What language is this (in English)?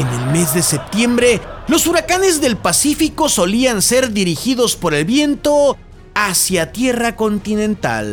Spanish